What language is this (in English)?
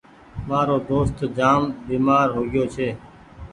Goaria